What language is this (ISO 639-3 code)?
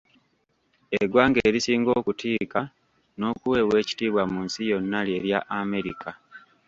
lug